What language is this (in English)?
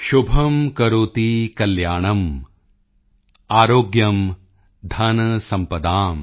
Punjabi